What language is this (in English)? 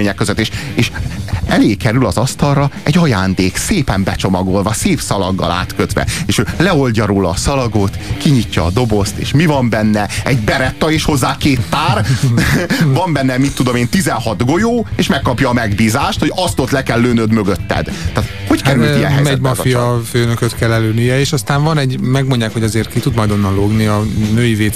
Hungarian